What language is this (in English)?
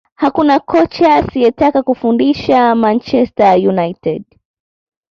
Swahili